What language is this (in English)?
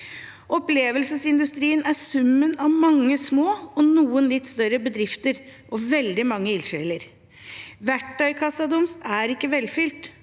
Norwegian